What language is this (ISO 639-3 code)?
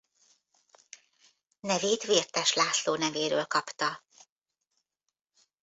hun